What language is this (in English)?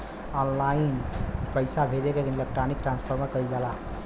Bhojpuri